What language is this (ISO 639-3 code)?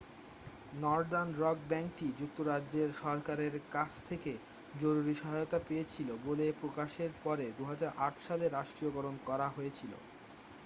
ben